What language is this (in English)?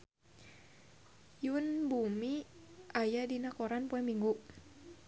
Sundanese